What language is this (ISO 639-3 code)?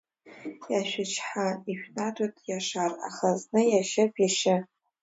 abk